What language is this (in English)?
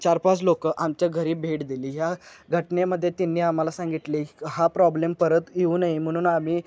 Marathi